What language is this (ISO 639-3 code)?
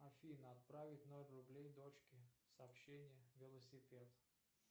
rus